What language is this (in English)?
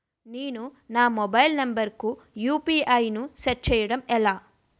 Telugu